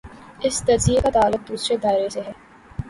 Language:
Urdu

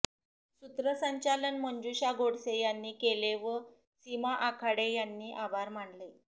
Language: Marathi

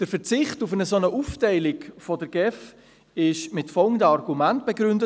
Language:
Swiss German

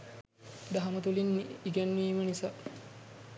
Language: Sinhala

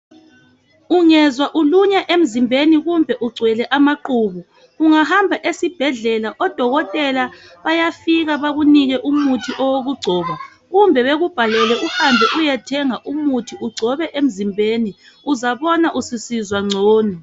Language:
North Ndebele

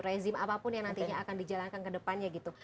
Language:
Indonesian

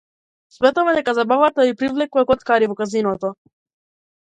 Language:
Macedonian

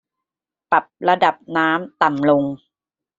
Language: Thai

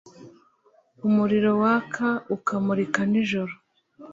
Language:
Kinyarwanda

